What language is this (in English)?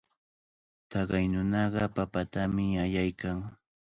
Cajatambo North Lima Quechua